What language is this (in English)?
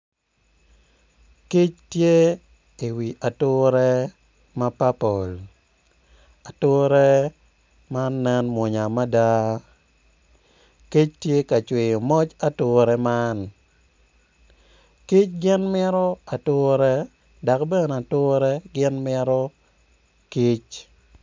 Acoli